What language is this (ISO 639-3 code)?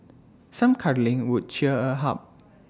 eng